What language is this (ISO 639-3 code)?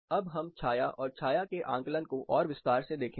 hin